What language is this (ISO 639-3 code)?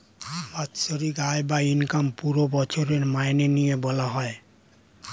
ben